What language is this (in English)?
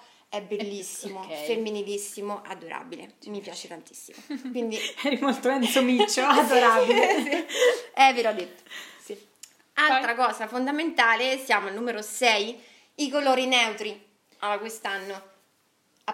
Italian